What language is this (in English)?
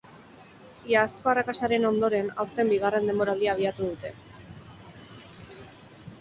Basque